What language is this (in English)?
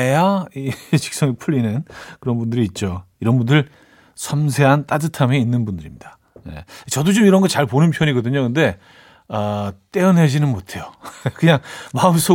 Korean